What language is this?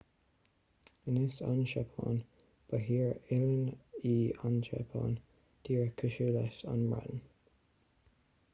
Irish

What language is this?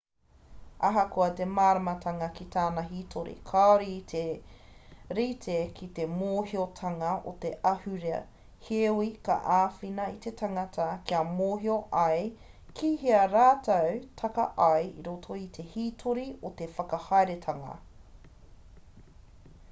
Māori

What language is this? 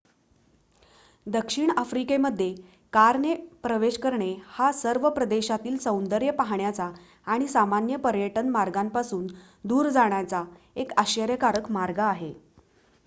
Marathi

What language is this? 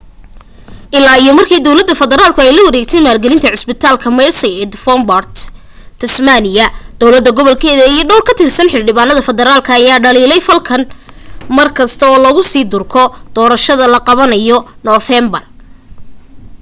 Somali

